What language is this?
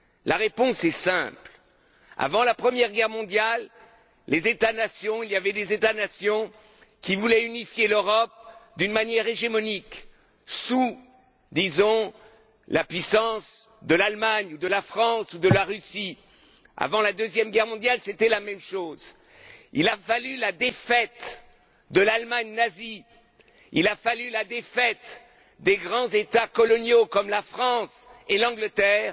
French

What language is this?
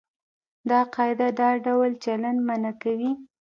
Pashto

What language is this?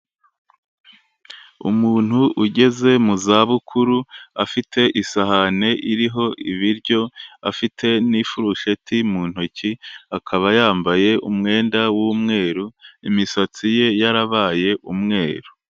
Kinyarwanda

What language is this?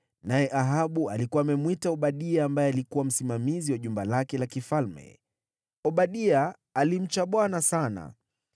Swahili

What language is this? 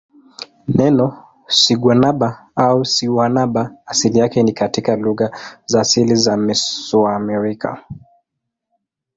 Swahili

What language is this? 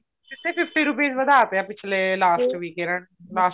Punjabi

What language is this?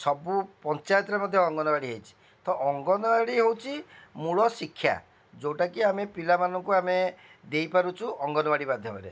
Odia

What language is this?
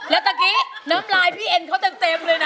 Thai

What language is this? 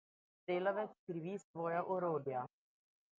Slovenian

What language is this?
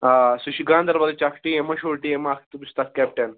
Kashmiri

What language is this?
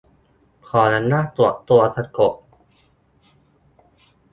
Thai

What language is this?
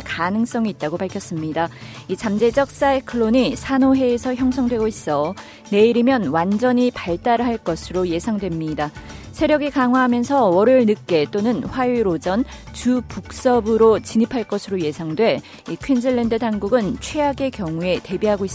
Korean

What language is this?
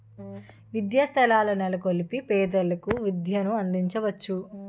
Telugu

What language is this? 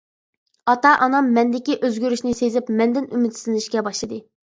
Uyghur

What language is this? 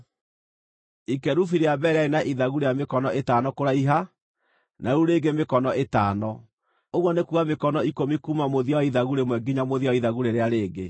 Kikuyu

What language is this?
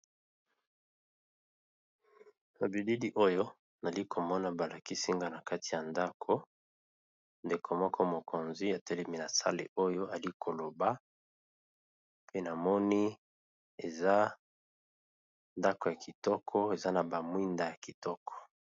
Lingala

